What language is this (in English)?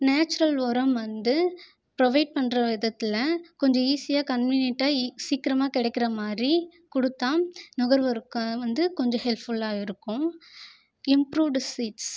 Tamil